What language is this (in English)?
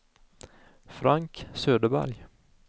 Swedish